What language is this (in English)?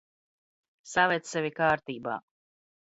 Latvian